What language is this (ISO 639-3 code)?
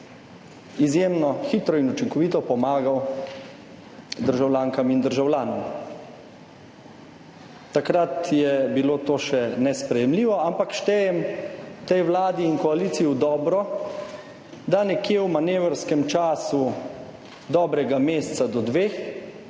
slv